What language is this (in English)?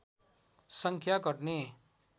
Nepali